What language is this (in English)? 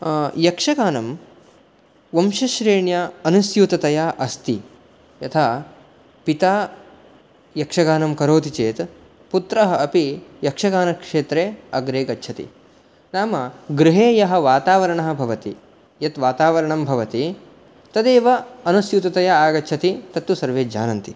Sanskrit